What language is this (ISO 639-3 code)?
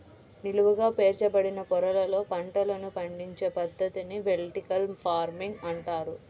tel